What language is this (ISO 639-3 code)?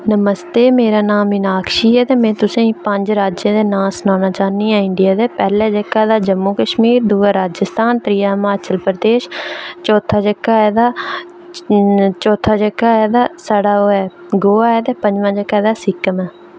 doi